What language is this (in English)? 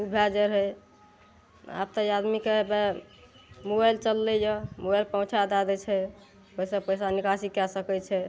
Maithili